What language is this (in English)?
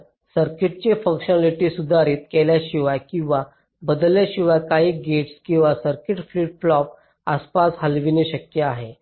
Marathi